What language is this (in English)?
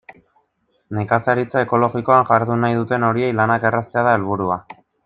Basque